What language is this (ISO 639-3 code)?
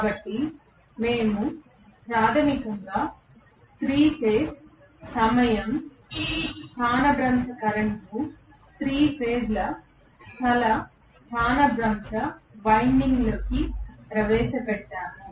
tel